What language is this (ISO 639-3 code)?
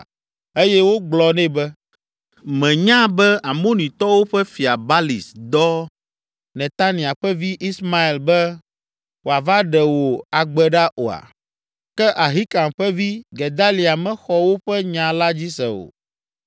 ewe